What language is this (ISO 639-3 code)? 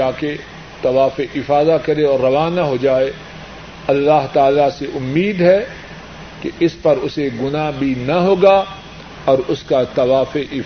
urd